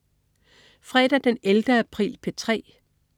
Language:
Danish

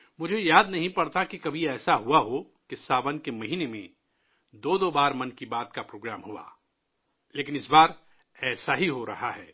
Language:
Urdu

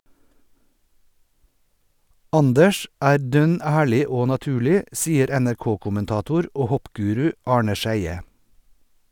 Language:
Norwegian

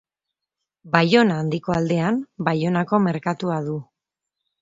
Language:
Basque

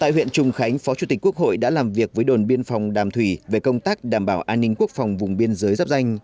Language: Vietnamese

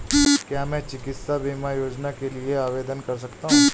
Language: Hindi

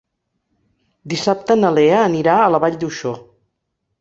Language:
Catalan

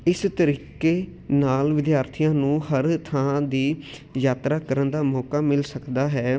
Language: Punjabi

